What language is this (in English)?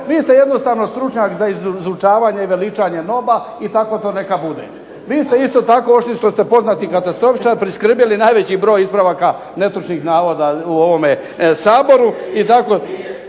Croatian